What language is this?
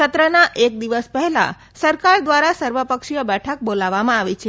Gujarati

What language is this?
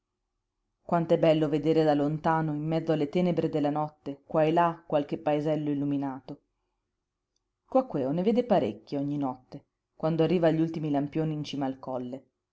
Italian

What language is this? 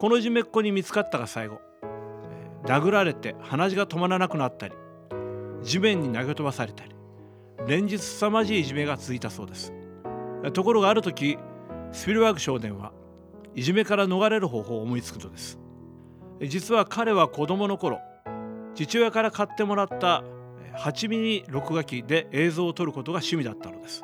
Japanese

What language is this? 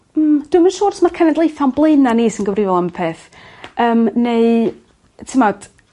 Welsh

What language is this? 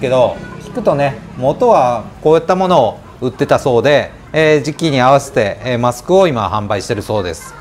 Japanese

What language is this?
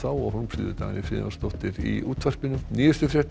Icelandic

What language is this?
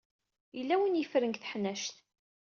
Kabyle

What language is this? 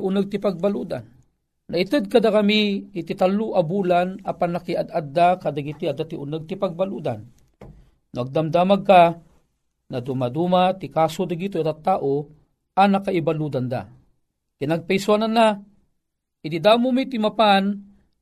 Filipino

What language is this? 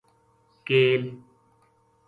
Gujari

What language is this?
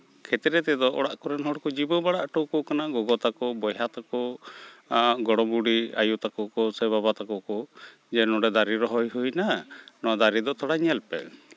Santali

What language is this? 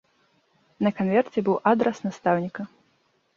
Belarusian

